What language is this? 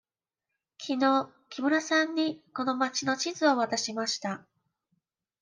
Japanese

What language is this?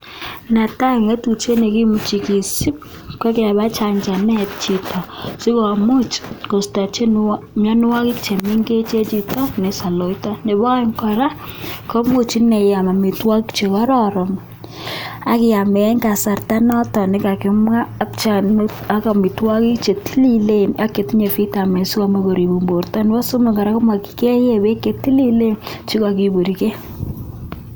Kalenjin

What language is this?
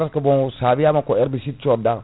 Fula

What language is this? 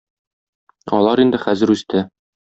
Tatar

